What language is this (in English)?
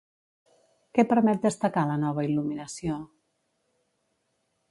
Catalan